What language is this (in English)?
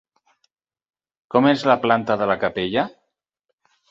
Catalan